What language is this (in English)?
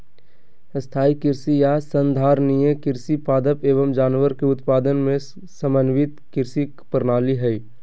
Magahi